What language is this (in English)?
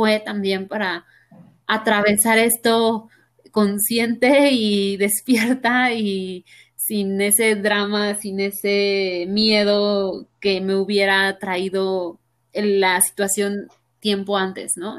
Spanish